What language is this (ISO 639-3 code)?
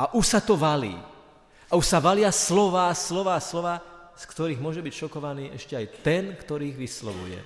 slk